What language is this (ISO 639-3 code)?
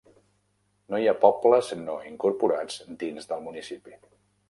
cat